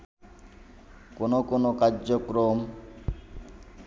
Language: Bangla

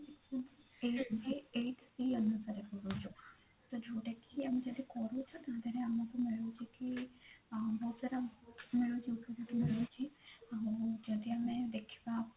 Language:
Odia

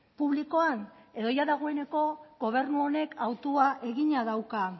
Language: Basque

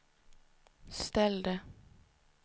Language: Swedish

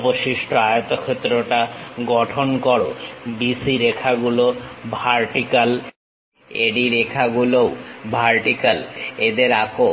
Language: Bangla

